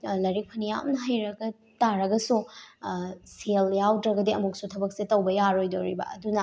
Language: Manipuri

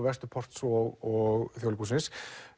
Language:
Icelandic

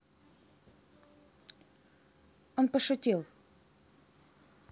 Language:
Russian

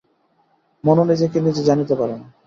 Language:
Bangla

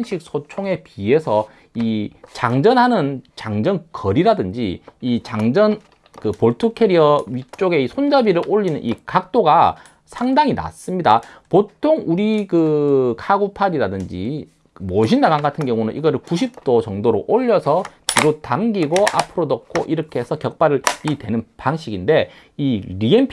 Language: Korean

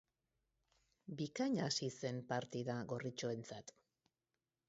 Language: Basque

